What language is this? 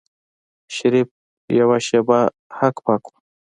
Pashto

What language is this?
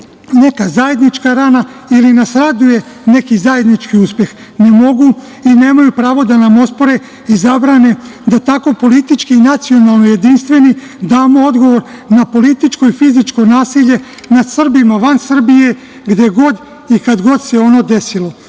Serbian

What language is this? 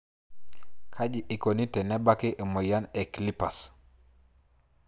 Masai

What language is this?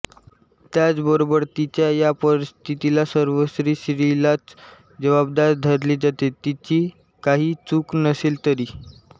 Marathi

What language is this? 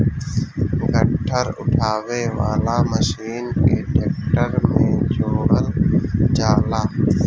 Bhojpuri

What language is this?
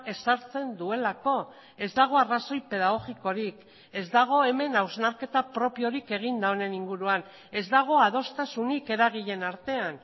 Basque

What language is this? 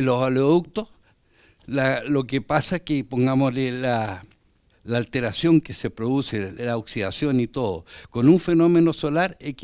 Spanish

